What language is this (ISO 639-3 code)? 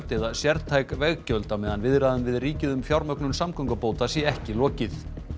isl